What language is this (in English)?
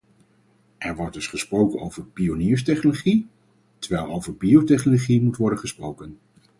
Dutch